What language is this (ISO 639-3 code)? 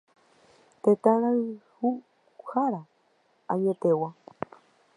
grn